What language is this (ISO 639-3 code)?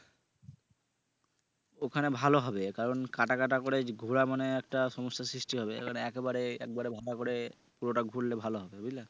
ben